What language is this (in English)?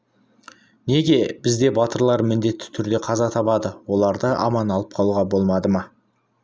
Kazakh